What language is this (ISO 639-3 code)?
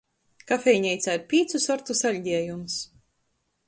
ltg